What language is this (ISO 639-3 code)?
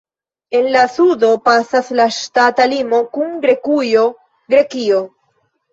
epo